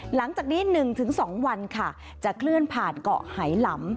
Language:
Thai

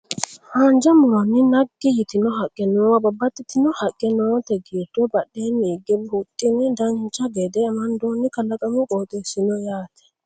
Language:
Sidamo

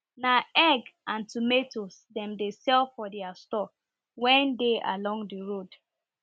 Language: Nigerian Pidgin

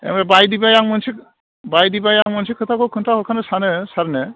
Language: Bodo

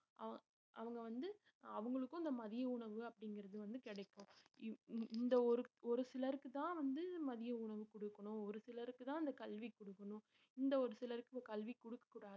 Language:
Tamil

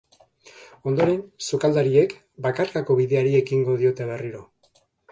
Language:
Basque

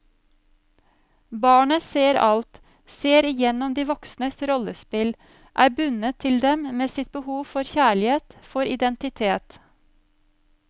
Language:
Norwegian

